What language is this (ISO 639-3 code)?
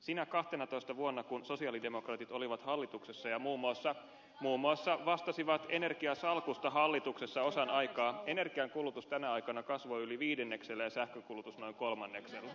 fin